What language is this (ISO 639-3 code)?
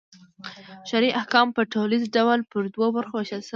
pus